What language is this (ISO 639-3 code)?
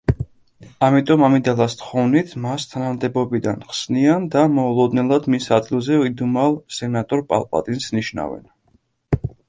kat